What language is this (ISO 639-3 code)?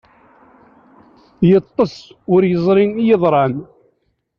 kab